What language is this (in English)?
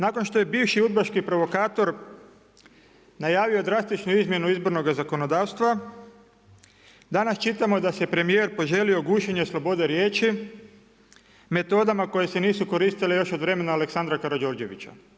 Croatian